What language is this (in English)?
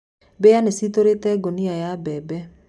Kikuyu